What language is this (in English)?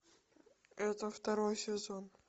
Russian